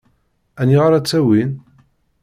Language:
Kabyle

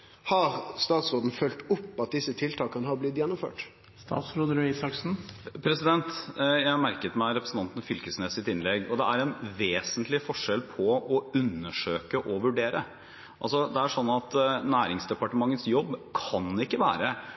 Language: Norwegian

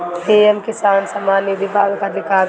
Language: Bhojpuri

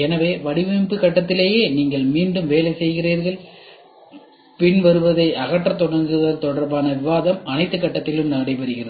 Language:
Tamil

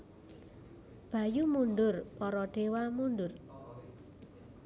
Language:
Javanese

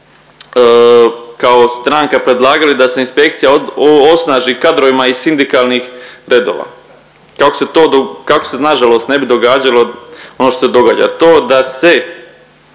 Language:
Croatian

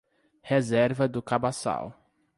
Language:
Portuguese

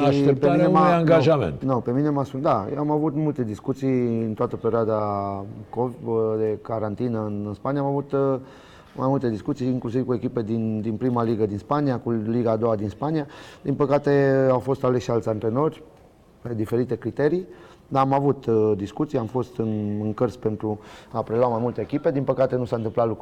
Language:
Romanian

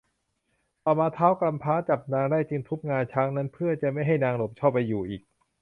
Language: Thai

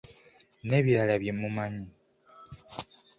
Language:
Ganda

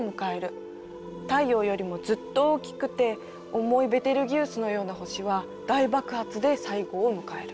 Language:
Japanese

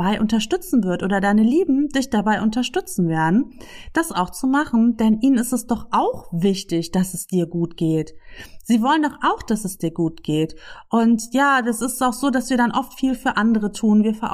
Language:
German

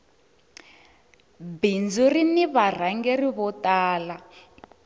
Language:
Tsonga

